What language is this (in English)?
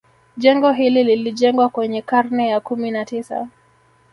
Swahili